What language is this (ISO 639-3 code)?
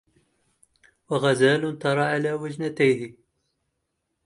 ara